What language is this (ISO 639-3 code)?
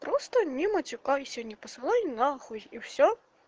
rus